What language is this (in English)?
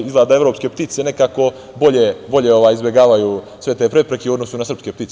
Serbian